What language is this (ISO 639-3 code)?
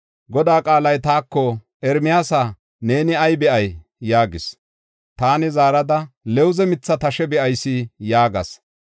gof